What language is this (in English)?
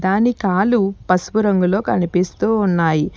Telugu